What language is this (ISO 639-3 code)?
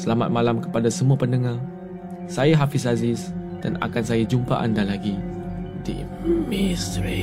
msa